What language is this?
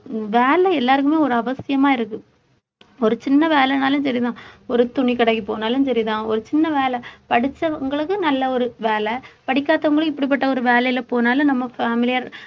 Tamil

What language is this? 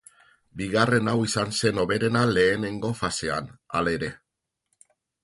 Basque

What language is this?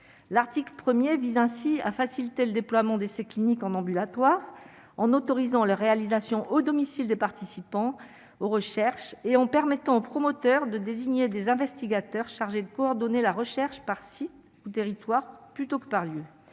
French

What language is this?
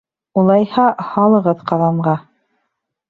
Bashkir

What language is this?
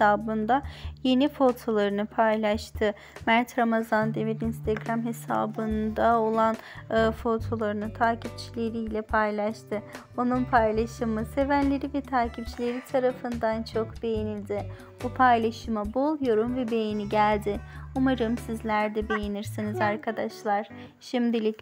Turkish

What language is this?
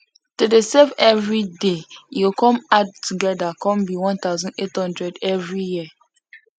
Nigerian Pidgin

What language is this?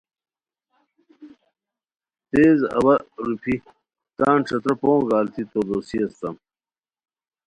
Khowar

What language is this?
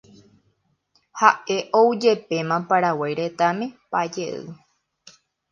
Guarani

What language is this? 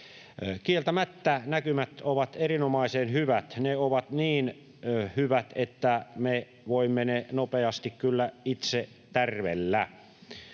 Finnish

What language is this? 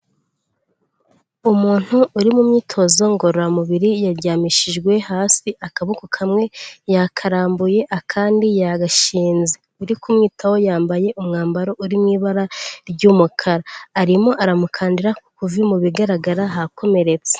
Kinyarwanda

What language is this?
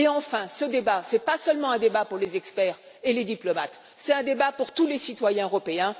French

